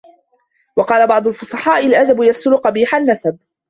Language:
Arabic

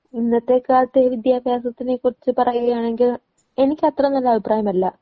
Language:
Malayalam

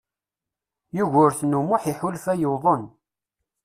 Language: Kabyle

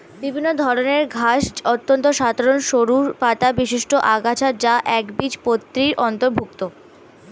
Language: Bangla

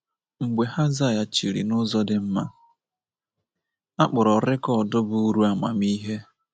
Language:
Igbo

